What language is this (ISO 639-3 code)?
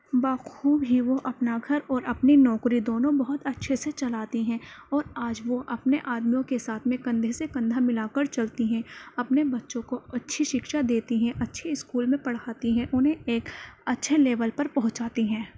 urd